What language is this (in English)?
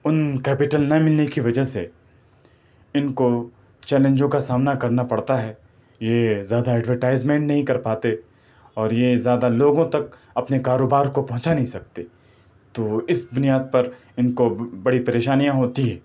Urdu